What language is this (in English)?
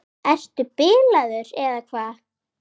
Icelandic